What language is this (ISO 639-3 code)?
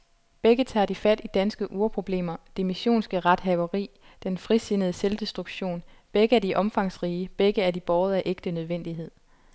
dan